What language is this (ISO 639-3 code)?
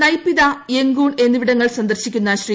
mal